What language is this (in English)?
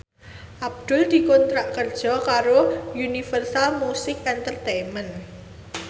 Javanese